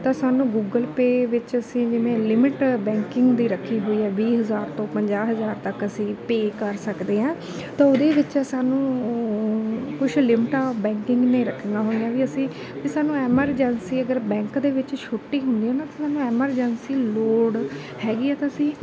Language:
Punjabi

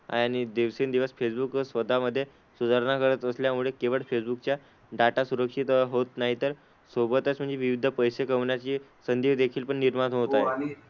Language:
Marathi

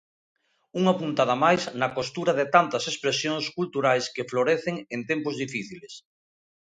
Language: Galician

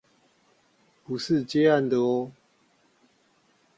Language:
Chinese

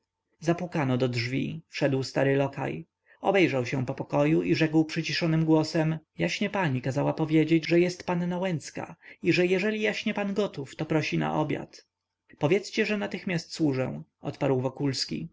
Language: Polish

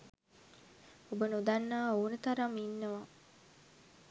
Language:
Sinhala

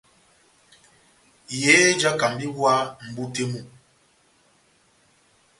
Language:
Batanga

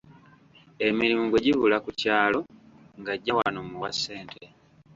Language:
Ganda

